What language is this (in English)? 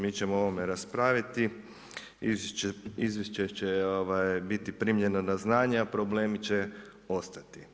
Croatian